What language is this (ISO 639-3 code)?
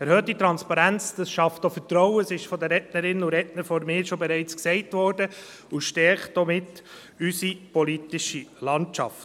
gsw